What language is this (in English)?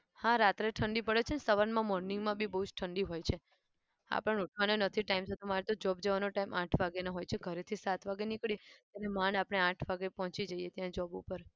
Gujarati